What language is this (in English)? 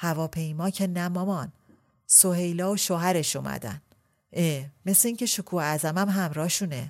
Persian